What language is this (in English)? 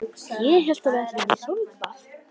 Icelandic